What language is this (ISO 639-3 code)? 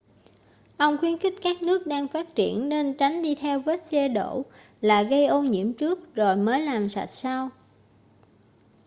vie